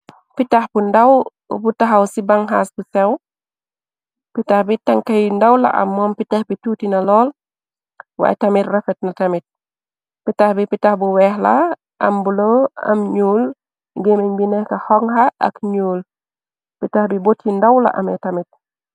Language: Wolof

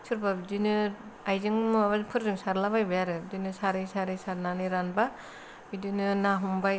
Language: Bodo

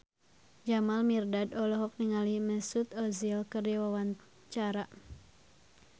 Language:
Sundanese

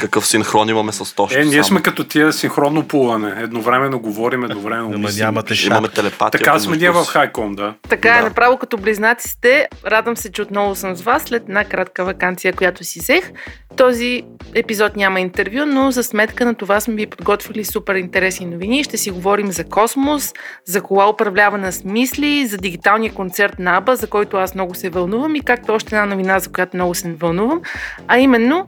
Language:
Bulgarian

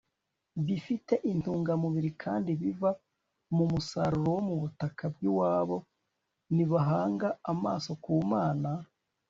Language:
Kinyarwanda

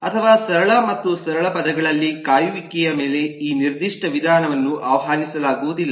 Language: Kannada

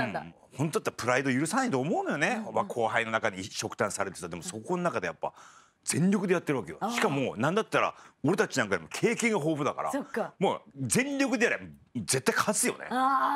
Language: Japanese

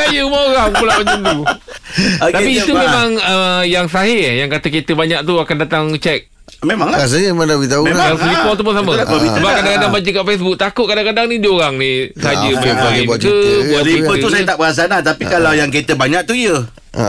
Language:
Malay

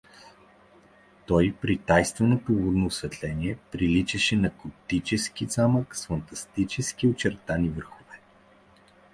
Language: Bulgarian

